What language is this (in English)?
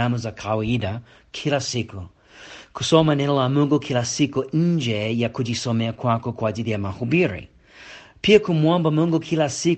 Swahili